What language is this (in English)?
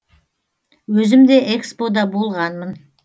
Kazakh